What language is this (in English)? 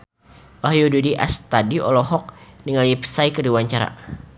Sundanese